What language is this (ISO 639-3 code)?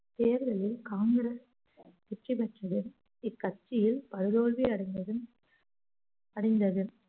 tam